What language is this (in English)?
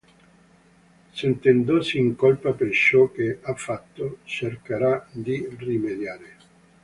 Italian